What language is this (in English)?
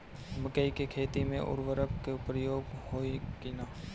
Bhojpuri